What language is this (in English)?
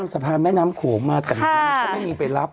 Thai